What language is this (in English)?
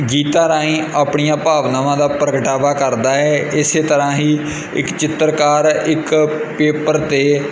Punjabi